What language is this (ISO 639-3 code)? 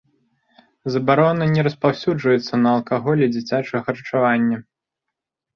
bel